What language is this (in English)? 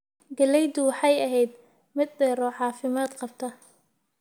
Somali